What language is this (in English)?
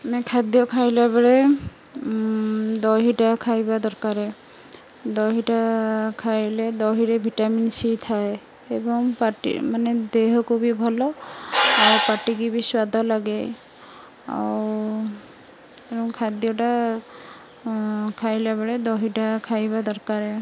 Odia